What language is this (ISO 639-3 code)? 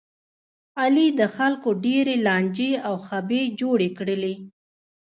pus